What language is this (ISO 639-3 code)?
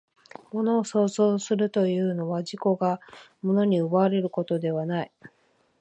jpn